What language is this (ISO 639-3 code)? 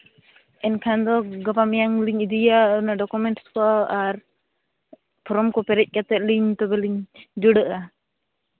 sat